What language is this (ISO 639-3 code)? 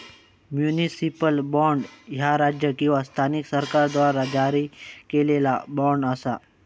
mar